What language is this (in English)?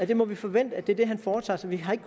Danish